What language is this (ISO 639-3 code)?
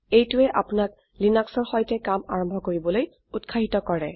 asm